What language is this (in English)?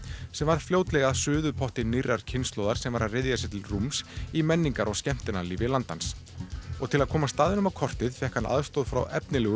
Icelandic